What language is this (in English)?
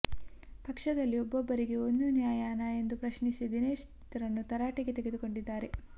Kannada